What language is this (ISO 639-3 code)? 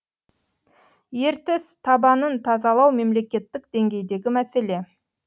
kaz